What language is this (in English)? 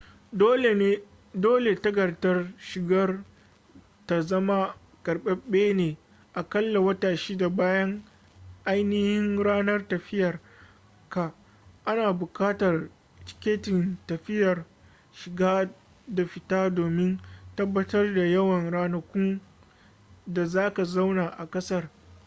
Hausa